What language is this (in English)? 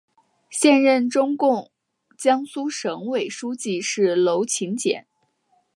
Chinese